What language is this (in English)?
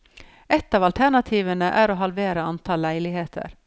Norwegian